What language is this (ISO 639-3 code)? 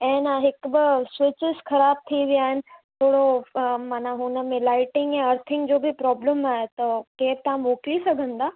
snd